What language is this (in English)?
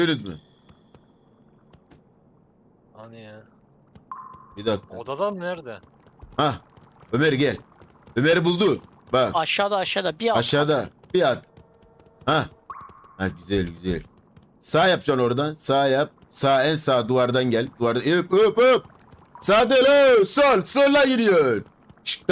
Turkish